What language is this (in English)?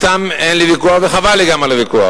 Hebrew